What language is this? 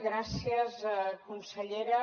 Catalan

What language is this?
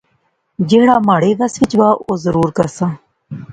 Pahari-Potwari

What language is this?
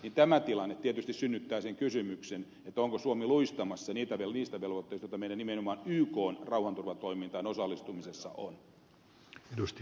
Finnish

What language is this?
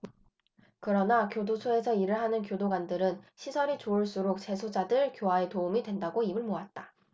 Korean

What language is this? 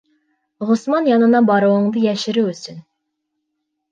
Bashkir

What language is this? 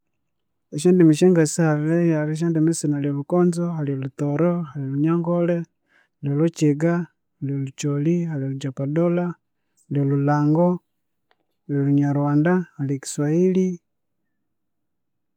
Konzo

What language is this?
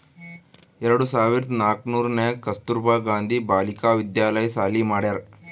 Kannada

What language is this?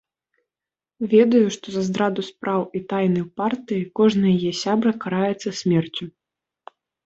Belarusian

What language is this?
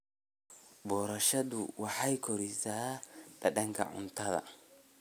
Somali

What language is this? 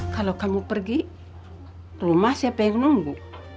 Indonesian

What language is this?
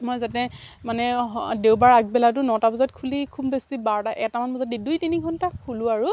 Assamese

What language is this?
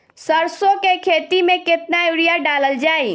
Bhojpuri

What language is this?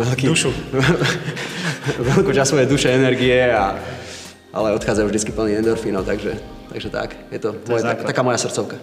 Slovak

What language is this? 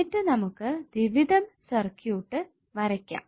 Malayalam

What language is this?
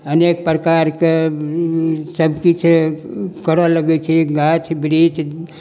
Maithili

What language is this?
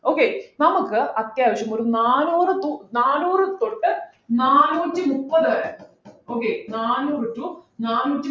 Malayalam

